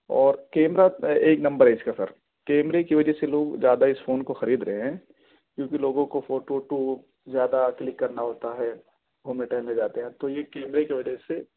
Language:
Urdu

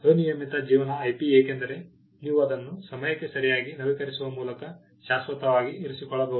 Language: Kannada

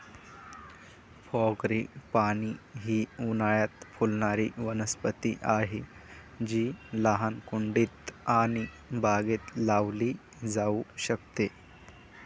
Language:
Marathi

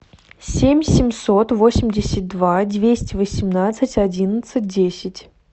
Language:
Russian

